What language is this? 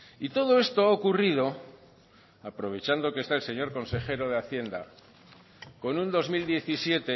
Spanish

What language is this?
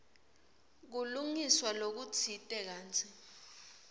Swati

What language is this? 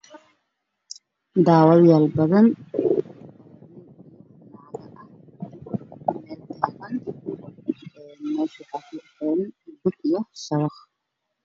Somali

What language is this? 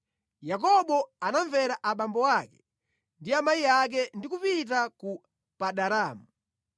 Nyanja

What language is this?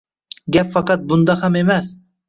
Uzbek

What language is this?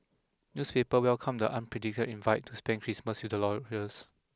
English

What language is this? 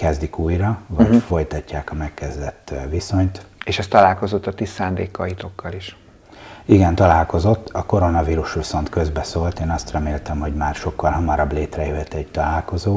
Hungarian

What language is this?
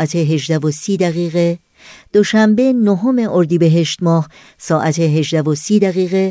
Persian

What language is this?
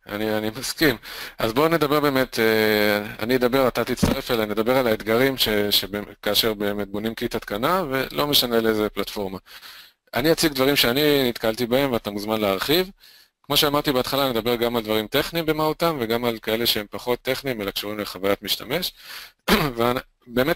Hebrew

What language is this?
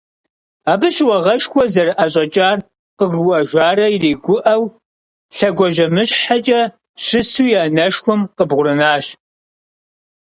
Kabardian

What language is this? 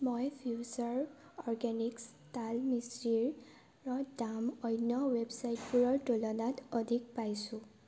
Assamese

